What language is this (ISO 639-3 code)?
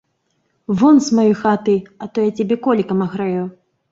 bel